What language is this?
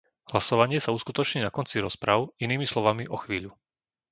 Slovak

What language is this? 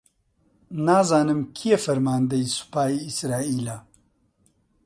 Central Kurdish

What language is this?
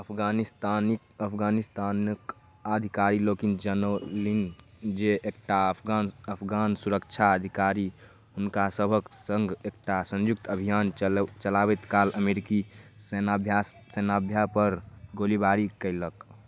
Maithili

